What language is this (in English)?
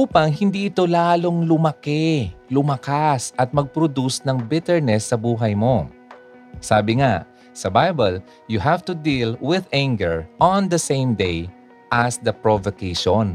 Filipino